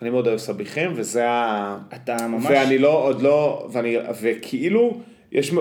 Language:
Hebrew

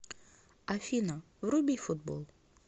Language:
Russian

